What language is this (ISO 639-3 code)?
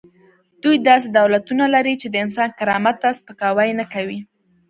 pus